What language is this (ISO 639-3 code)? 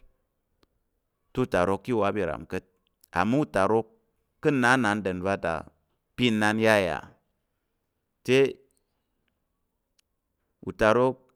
yer